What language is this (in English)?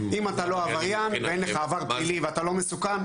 Hebrew